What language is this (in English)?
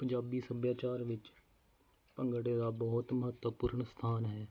Punjabi